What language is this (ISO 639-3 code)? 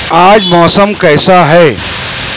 urd